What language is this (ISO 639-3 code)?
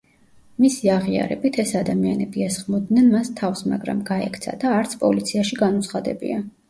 kat